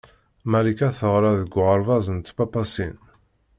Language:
Kabyle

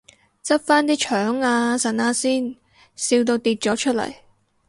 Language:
Cantonese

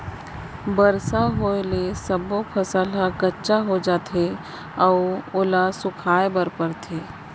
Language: Chhattisgarhi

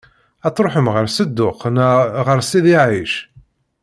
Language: Kabyle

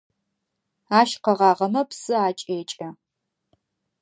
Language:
Adyghe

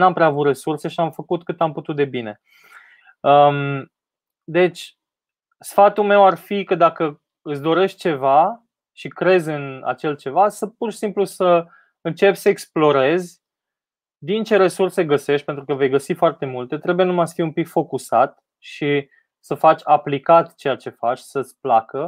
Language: Romanian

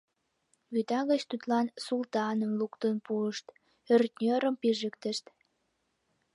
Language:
Mari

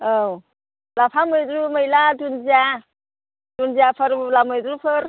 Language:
Bodo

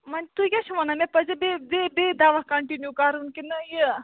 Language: Kashmiri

